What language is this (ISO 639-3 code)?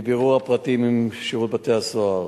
heb